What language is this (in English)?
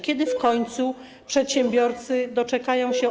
Polish